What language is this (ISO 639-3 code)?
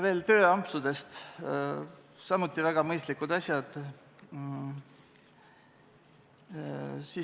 est